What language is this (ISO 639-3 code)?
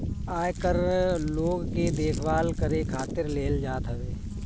bho